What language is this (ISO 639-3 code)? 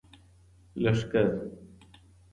pus